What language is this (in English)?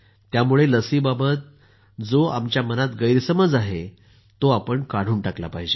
Marathi